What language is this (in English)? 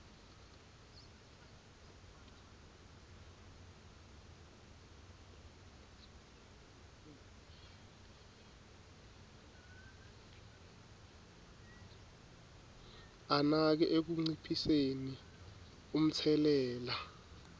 Swati